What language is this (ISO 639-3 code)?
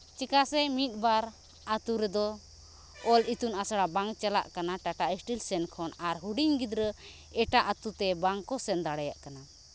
sat